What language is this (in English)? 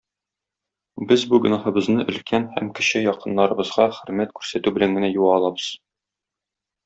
Tatar